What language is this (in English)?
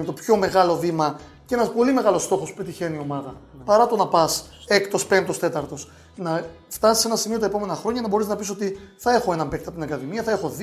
Greek